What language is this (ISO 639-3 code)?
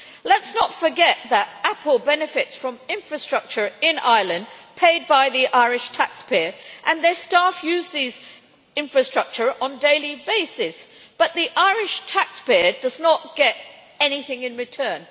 eng